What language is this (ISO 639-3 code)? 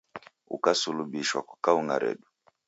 dav